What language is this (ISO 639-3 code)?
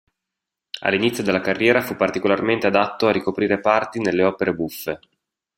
ita